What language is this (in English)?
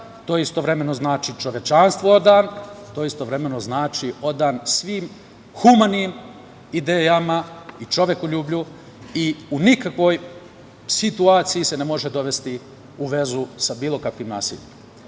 Serbian